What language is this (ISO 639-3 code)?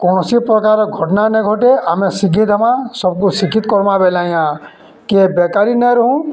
ori